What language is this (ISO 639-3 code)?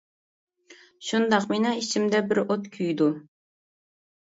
uig